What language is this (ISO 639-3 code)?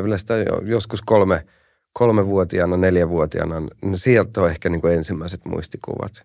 fin